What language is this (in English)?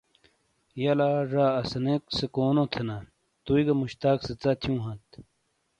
Shina